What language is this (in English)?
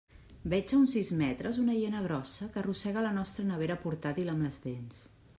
Catalan